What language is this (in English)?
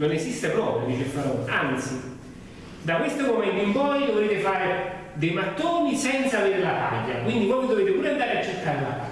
Italian